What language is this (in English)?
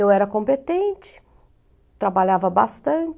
Portuguese